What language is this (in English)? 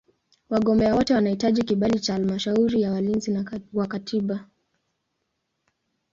Swahili